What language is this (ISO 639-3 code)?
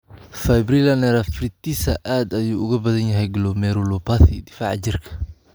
som